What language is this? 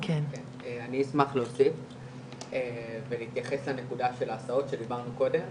Hebrew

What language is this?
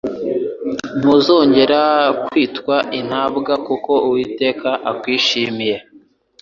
Kinyarwanda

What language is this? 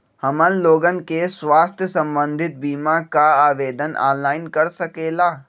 Magahi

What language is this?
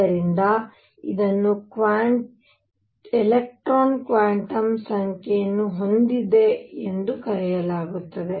Kannada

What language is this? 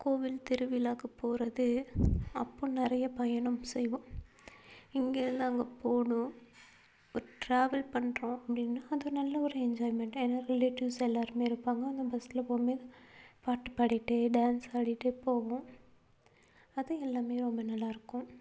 Tamil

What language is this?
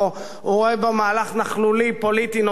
Hebrew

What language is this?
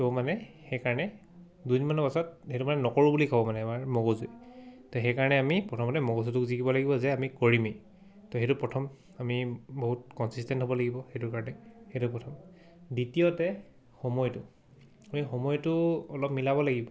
Assamese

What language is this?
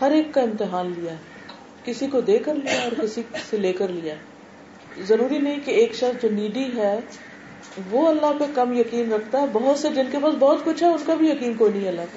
Urdu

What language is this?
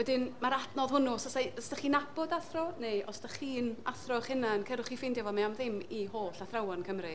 Welsh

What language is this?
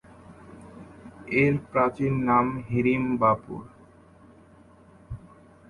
Bangla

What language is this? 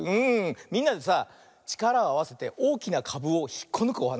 Japanese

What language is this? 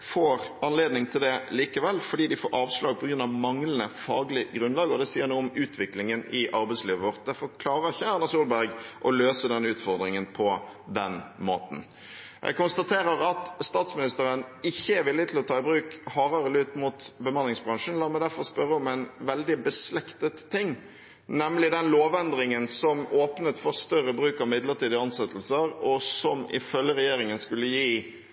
Norwegian Bokmål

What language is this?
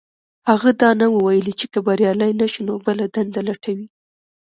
Pashto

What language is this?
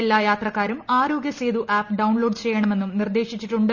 Malayalam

